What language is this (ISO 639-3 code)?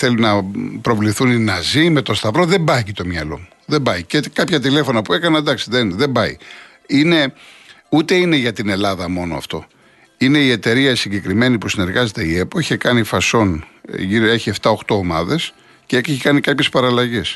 ell